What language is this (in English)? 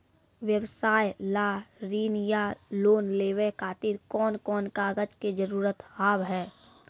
Maithili